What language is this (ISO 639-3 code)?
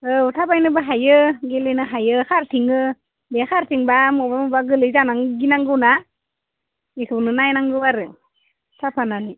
brx